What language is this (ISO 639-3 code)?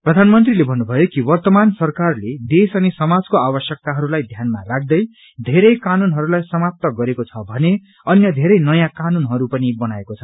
nep